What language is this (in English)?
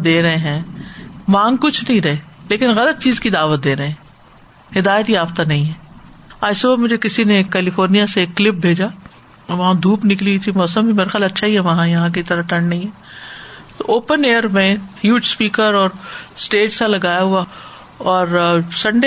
Urdu